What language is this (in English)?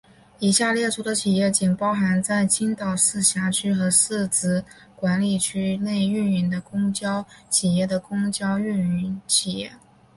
Chinese